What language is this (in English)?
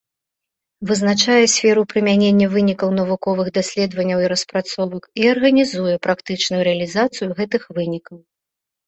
Belarusian